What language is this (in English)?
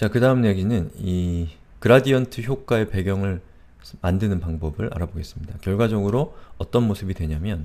Korean